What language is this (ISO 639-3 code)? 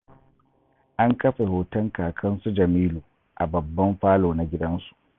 hau